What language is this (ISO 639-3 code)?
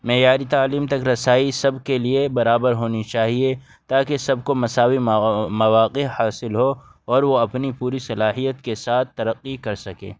urd